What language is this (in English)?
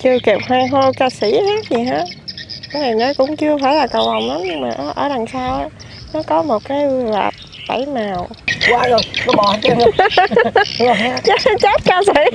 Vietnamese